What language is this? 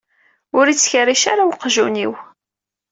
Kabyle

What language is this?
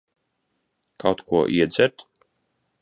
Latvian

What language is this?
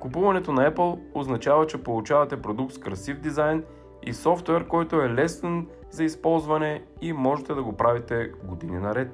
Bulgarian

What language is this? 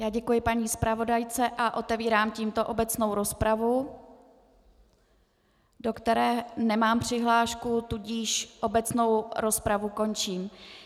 Czech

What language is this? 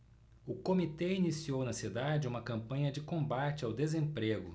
Portuguese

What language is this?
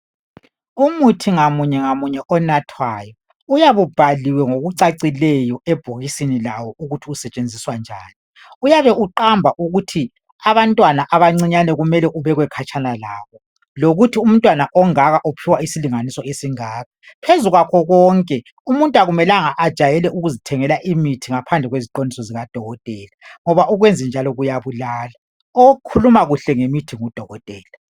North Ndebele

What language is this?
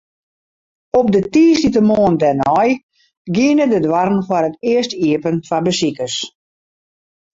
Western Frisian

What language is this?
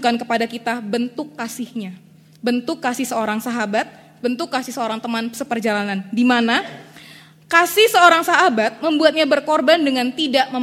Indonesian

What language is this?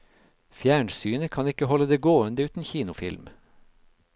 Norwegian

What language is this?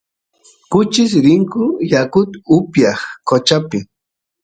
Santiago del Estero Quichua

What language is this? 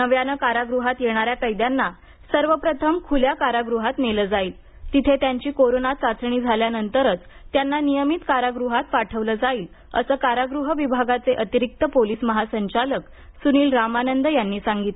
Marathi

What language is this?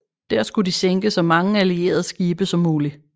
Danish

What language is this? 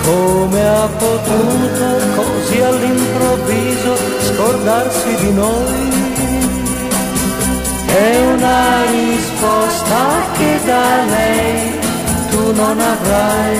Romanian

